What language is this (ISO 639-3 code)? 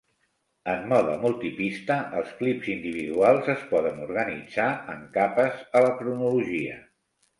cat